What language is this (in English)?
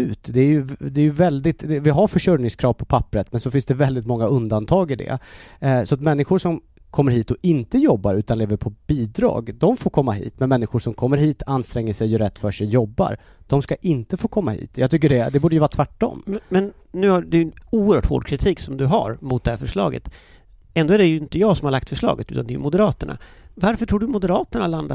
Swedish